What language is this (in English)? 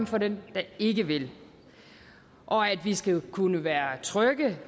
Danish